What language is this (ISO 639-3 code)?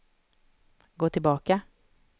swe